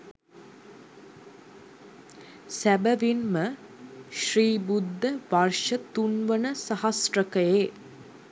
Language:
Sinhala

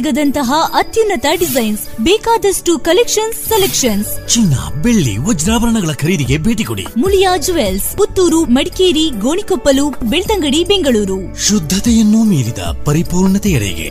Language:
Kannada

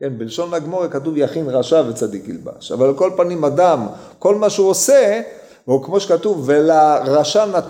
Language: Hebrew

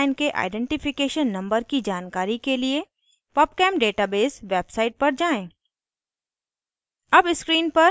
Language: Hindi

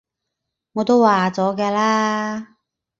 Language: Cantonese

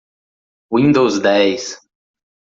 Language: Portuguese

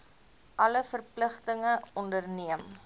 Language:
Afrikaans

